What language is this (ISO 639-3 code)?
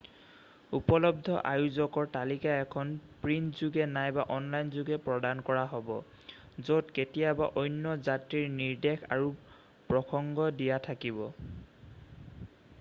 asm